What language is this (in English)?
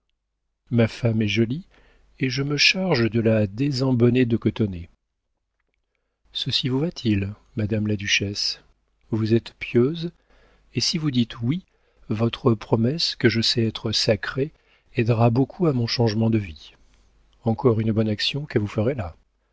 French